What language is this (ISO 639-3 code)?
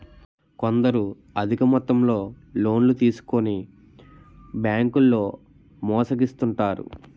tel